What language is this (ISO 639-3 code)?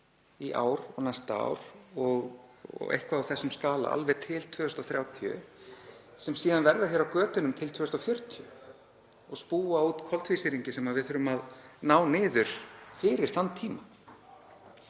isl